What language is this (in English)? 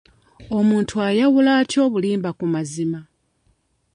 Ganda